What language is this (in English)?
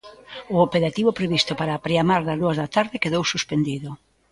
Galician